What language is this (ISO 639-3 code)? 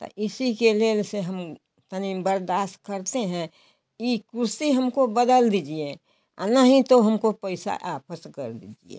hin